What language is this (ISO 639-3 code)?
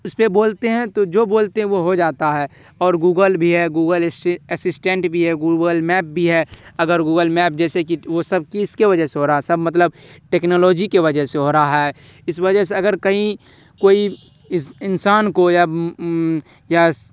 urd